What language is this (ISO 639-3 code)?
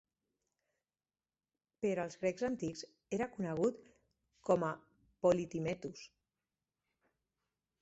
cat